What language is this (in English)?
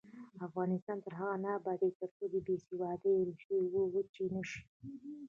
Pashto